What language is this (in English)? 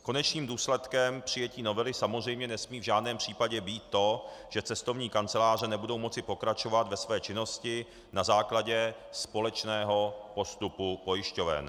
Czech